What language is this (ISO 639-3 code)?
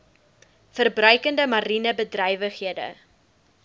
afr